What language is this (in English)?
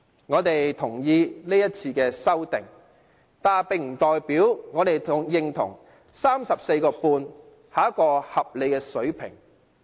Cantonese